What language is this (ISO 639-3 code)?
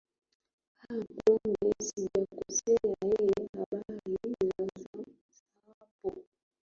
swa